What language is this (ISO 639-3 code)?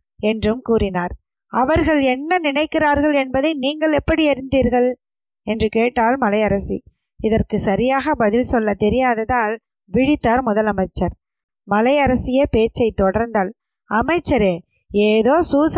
tam